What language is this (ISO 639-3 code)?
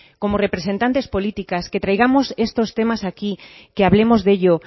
spa